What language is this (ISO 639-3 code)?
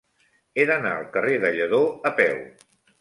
cat